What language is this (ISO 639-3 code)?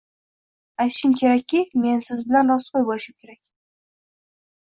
uzb